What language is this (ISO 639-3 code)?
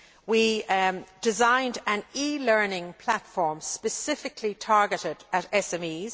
eng